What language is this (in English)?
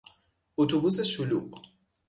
Persian